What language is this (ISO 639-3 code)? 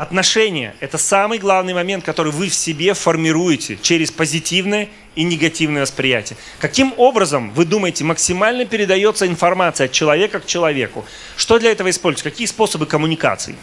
rus